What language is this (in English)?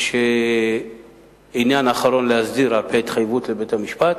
Hebrew